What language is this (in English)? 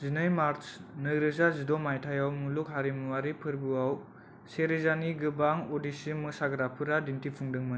Bodo